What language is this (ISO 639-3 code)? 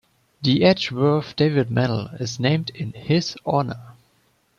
eng